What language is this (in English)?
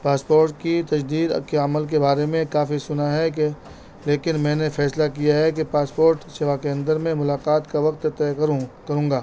Urdu